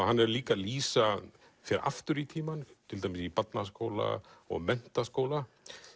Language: Icelandic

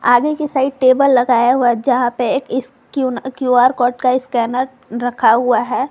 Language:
Hindi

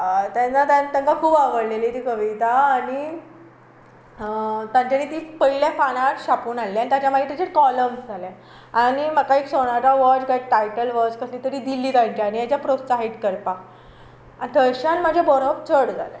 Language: Konkani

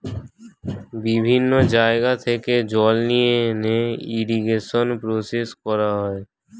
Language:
Bangla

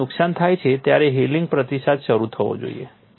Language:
Gujarati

